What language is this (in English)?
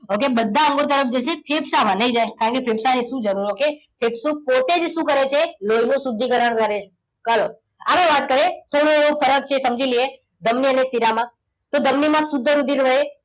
Gujarati